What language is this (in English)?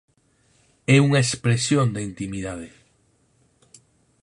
Galician